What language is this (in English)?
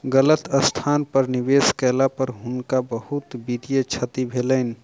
Maithili